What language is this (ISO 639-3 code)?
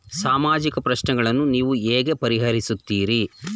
kan